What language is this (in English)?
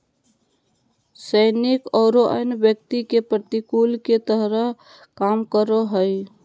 Magahi